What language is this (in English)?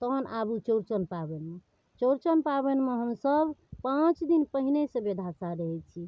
Maithili